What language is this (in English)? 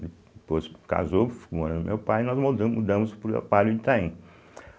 Portuguese